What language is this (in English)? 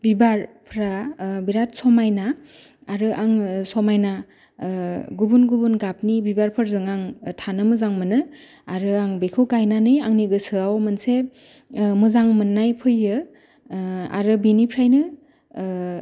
Bodo